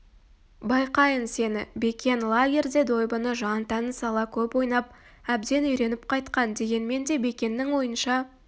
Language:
Kazakh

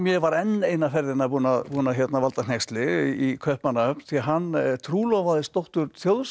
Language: Icelandic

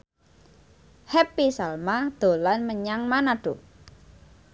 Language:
Javanese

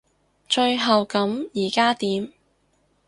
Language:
Cantonese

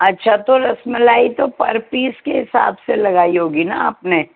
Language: Urdu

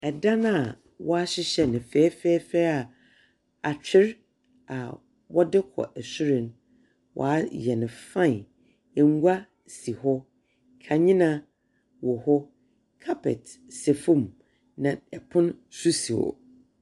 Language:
Akan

